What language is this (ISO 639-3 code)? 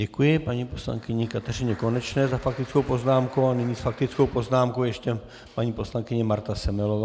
ces